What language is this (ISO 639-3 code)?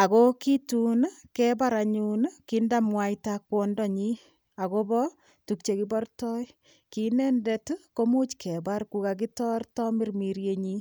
kln